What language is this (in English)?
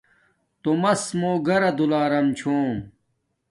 Domaaki